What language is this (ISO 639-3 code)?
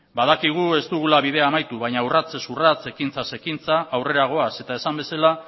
eus